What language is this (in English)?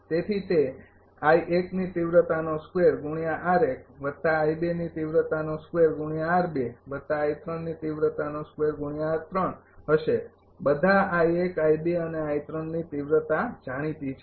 Gujarati